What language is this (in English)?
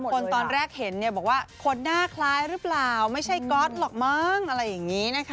Thai